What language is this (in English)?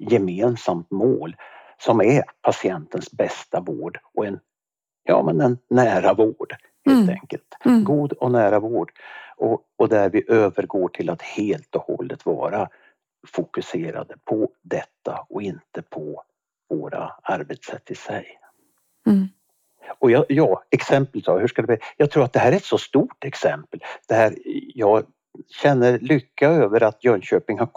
Swedish